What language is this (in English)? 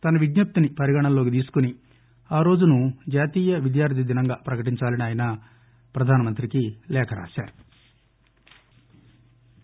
Telugu